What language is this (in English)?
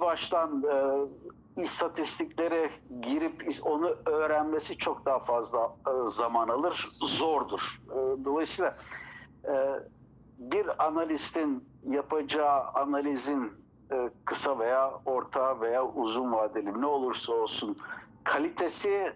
Turkish